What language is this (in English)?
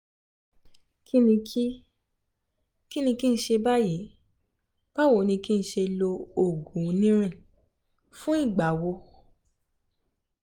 Yoruba